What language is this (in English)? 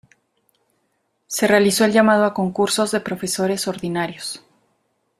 Spanish